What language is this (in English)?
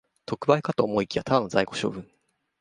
Japanese